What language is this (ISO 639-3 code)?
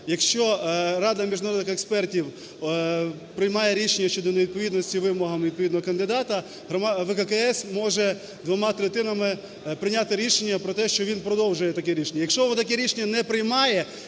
ukr